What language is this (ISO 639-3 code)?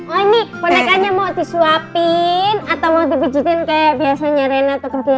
ind